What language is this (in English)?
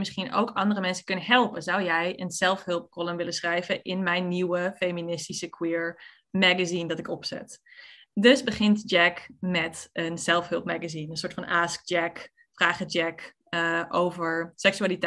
Dutch